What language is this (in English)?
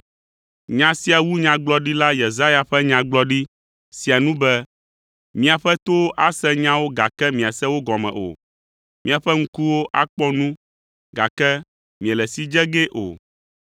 Ewe